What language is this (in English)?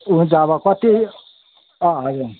Nepali